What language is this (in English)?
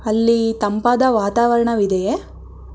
Kannada